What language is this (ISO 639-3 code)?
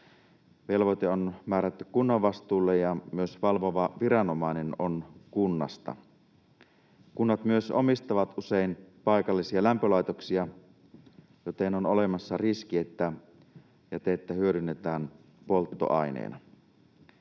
fin